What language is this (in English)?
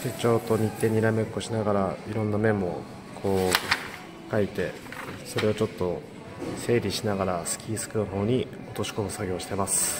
Japanese